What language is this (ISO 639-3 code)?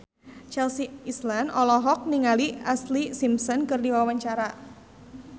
sun